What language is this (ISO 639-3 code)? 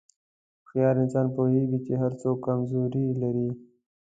pus